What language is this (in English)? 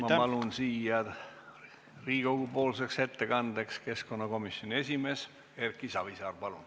Estonian